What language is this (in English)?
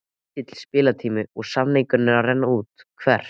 Icelandic